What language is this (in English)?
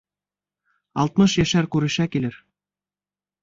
Bashkir